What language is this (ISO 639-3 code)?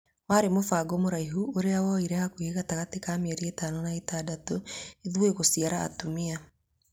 kik